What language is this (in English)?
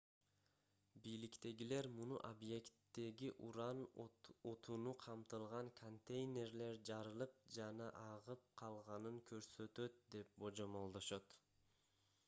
Kyrgyz